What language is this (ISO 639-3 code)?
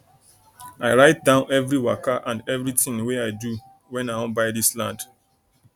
pcm